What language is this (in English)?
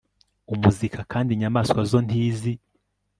Kinyarwanda